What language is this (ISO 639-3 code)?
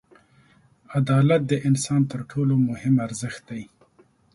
pus